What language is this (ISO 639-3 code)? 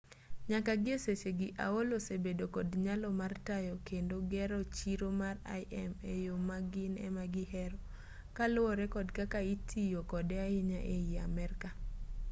luo